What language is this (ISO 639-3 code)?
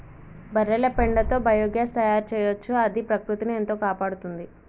tel